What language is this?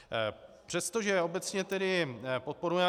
Czech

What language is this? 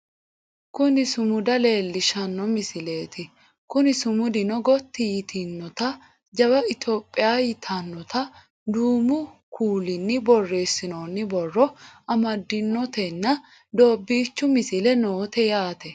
Sidamo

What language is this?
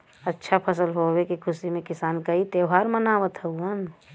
Bhojpuri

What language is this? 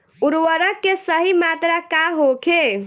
Bhojpuri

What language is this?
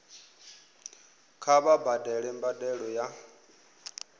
Venda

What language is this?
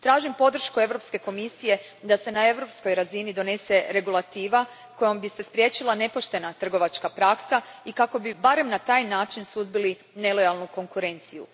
Croatian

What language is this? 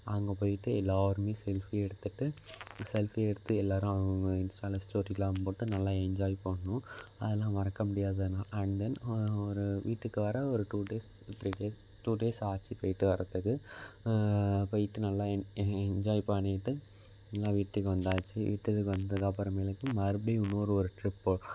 Tamil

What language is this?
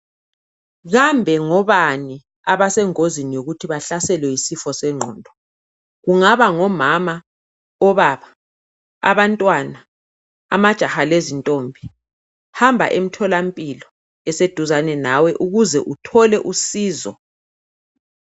North Ndebele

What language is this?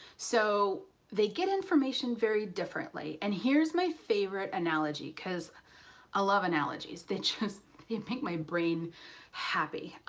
English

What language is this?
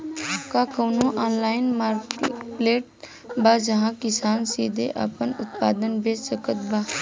Bhojpuri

